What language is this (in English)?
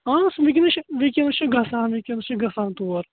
Kashmiri